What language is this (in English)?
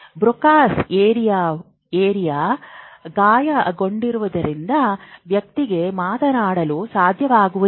Kannada